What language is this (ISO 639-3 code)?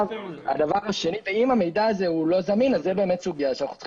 heb